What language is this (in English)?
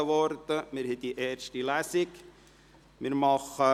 Swiss German